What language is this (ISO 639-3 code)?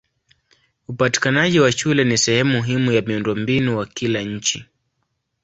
swa